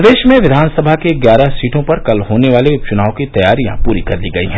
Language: Hindi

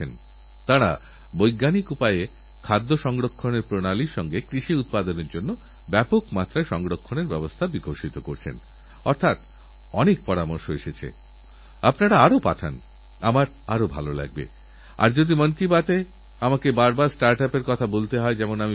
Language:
Bangla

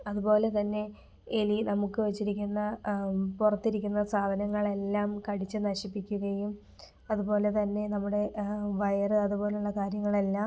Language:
Malayalam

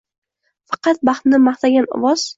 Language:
Uzbek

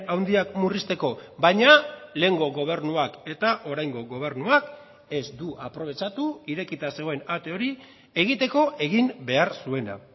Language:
Basque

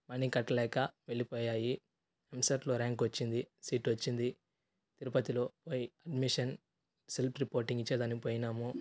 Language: Telugu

